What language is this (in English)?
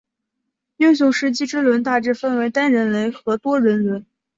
Chinese